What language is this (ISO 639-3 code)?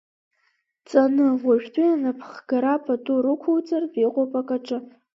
abk